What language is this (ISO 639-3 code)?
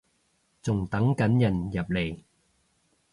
yue